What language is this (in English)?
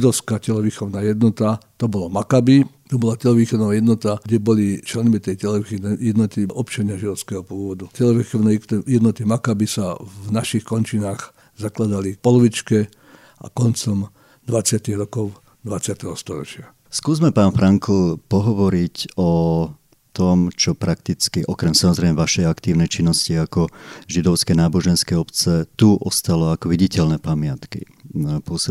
Slovak